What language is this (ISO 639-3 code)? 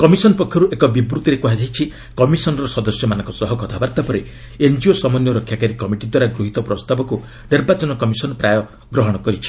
ori